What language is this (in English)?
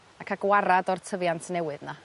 Welsh